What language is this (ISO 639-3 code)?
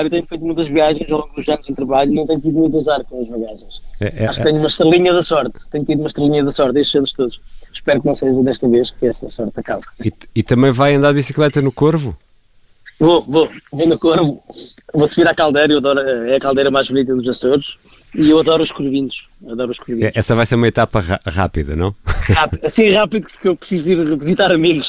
por